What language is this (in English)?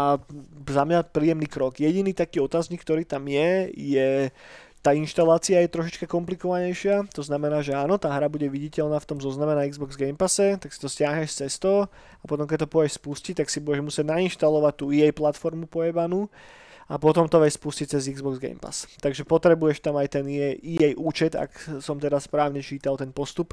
Slovak